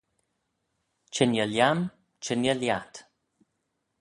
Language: Manx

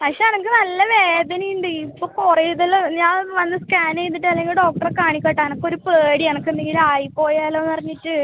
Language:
Malayalam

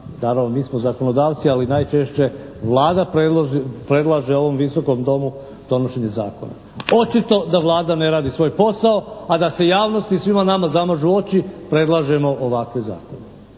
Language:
Croatian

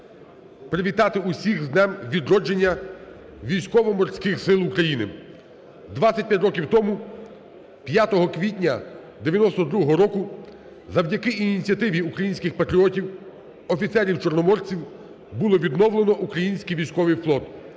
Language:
Ukrainian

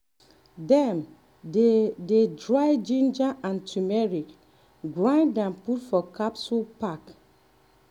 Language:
Nigerian Pidgin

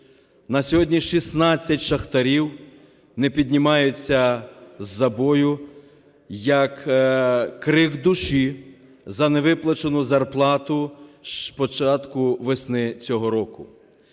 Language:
Ukrainian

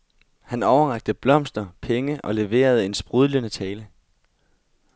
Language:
Danish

